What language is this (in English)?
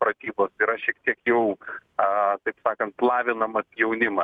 Lithuanian